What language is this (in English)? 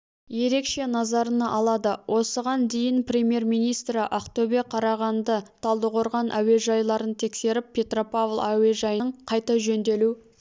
Kazakh